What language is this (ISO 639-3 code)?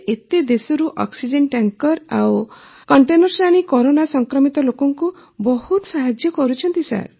ori